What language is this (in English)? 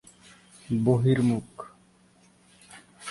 Bangla